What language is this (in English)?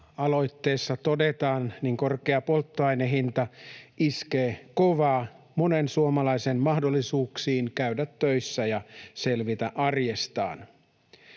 Finnish